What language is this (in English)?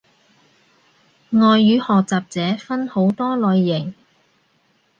Cantonese